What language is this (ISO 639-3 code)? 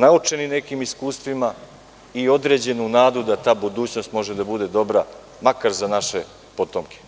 srp